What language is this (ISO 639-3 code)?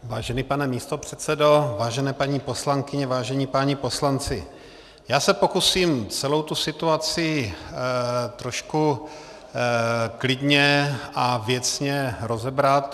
ces